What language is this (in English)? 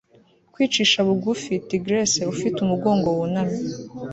Kinyarwanda